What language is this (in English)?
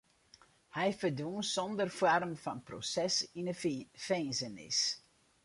Western Frisian